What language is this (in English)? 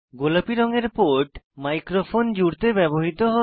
Bangla